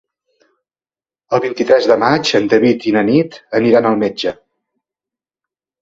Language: Catalan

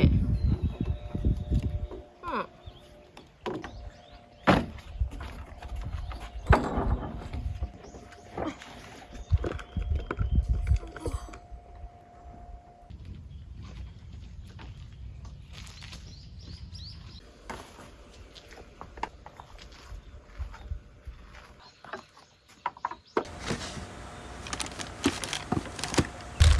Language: Korean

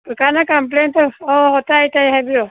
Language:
Manipuri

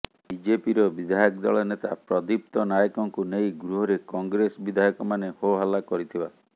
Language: Odia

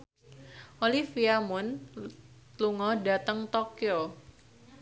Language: Javanese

